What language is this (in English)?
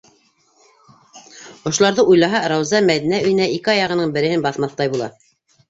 Bashkir